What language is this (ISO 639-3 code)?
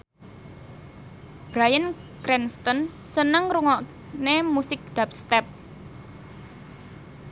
jav